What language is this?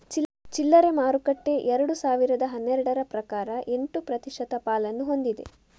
Kannada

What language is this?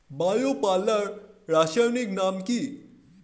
Bangla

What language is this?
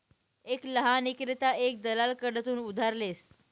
Marathi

